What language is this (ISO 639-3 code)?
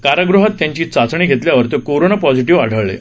mar